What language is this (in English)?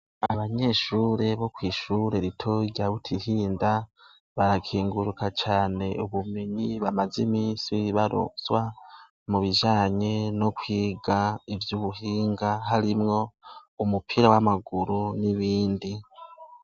Rundi